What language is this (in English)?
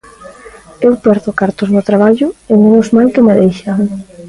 Galician